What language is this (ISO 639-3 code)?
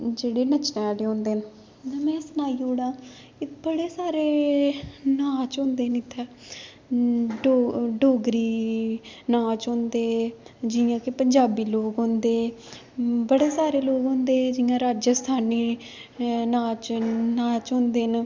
doi